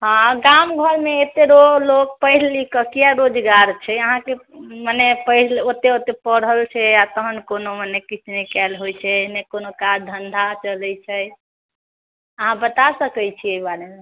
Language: Maithili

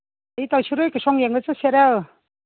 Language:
Manipuri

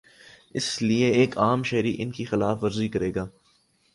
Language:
Urdu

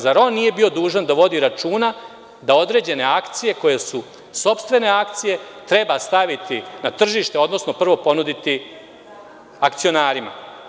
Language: Serbian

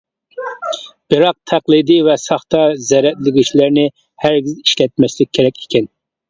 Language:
Uyghur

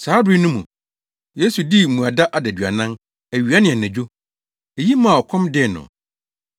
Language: Akan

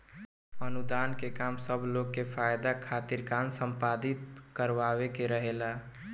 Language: Bhojpuri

